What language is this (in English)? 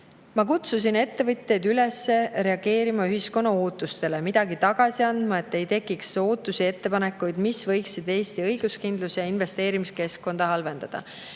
Estonian